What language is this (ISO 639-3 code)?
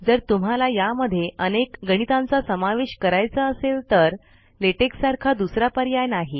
mar